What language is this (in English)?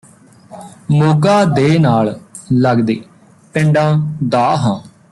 Punjabi